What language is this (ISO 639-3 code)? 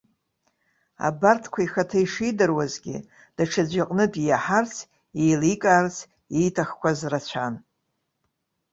abk